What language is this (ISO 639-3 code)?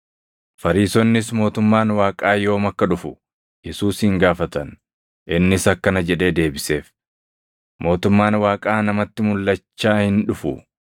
orm